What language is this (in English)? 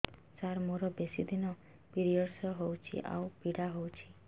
Odia